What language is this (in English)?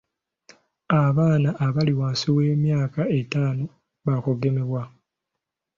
Ganda